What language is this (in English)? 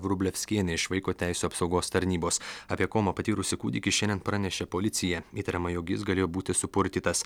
Lithuanian